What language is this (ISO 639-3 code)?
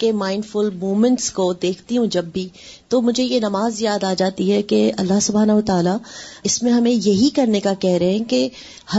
urd